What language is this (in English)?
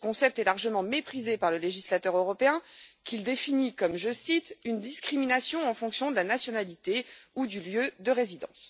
French